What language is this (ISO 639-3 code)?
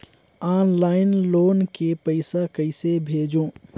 hne